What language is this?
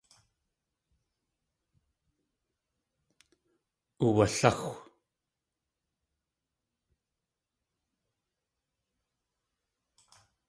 Tlingit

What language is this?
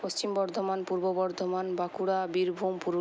Bangla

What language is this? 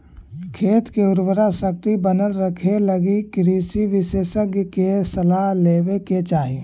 Magahi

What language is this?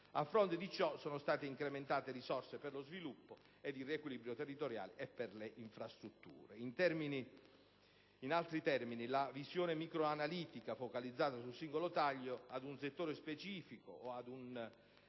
Italian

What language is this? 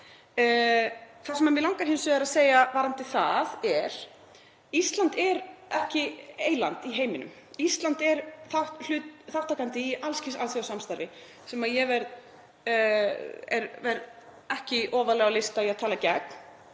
Icelandic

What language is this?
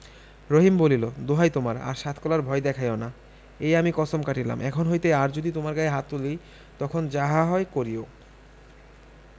Bangla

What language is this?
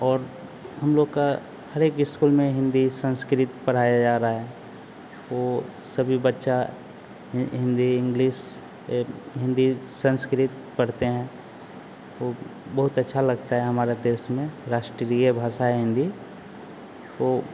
Hindi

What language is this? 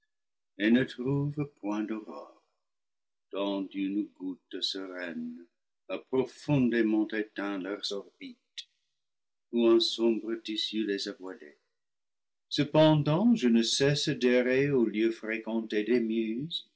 French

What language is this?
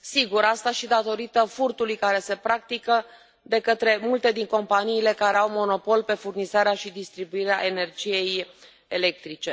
Romanian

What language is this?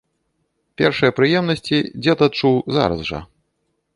Belarusian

